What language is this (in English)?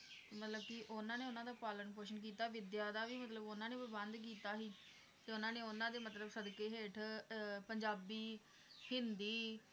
Punjabi